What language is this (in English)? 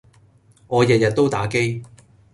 Cantonese